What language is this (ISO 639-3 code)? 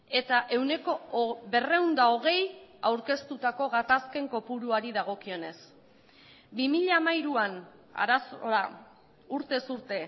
eus